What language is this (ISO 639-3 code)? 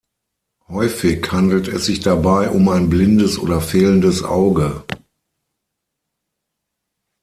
deu